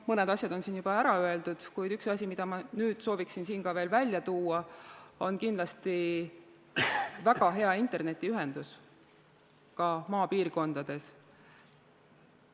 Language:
Estonian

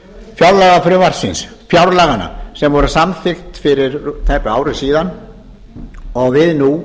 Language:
Icelandic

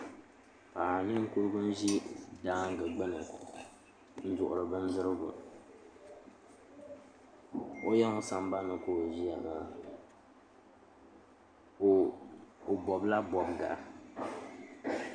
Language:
Dagbani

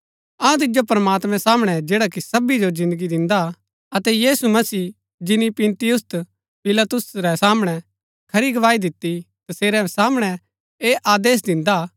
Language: Gaddi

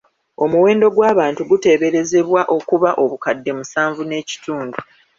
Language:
Ganda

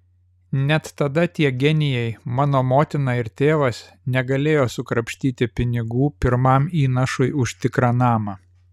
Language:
Lithuanian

